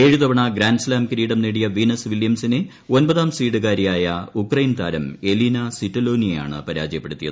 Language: Malayalam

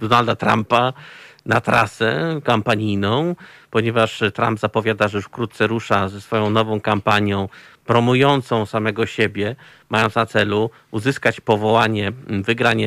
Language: Polish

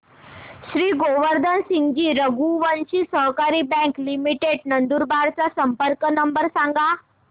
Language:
Marathi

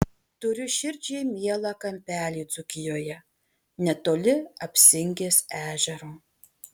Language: Lithuanian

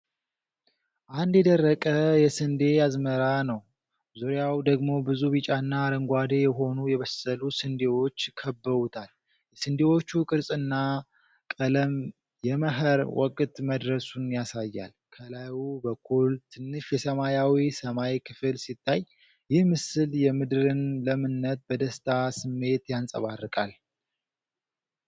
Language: Amharic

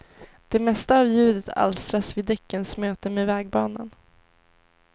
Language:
Swedish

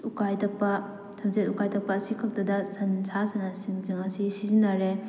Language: Manipuri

